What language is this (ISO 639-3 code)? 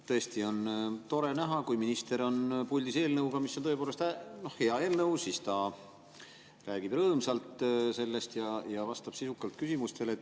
est